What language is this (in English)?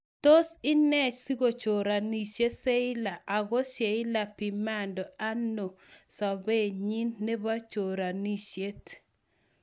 Kalenjin